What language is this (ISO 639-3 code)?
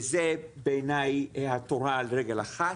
heb